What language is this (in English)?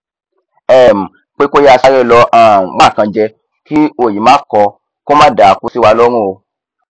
Yoruba